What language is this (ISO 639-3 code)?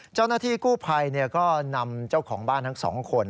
tha